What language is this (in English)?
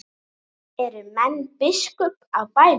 Icelandic